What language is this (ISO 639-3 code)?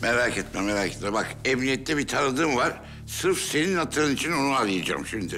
tur